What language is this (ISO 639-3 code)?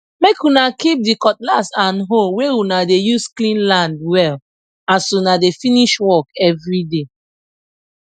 pcm